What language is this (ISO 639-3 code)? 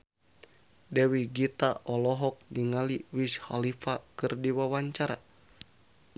sun